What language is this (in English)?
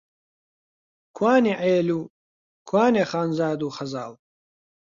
Central Kurdish